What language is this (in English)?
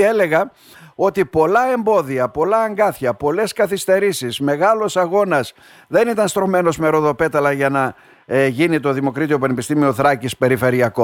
Greek